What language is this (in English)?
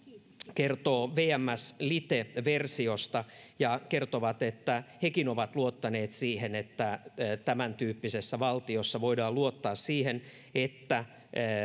Finnish